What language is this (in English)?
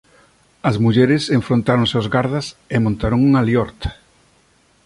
Galician